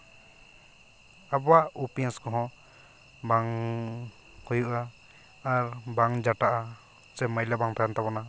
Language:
Santali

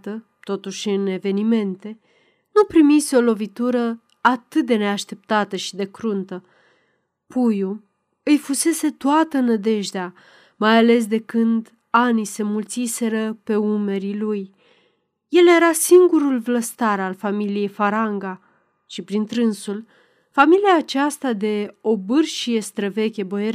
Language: Romanian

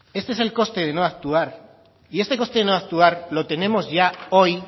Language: Spanish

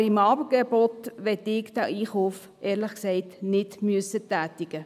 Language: Swiss German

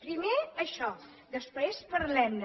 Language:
Catalan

